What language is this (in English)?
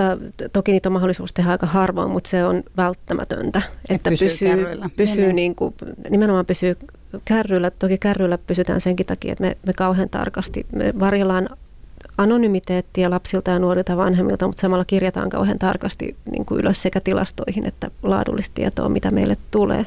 Finnish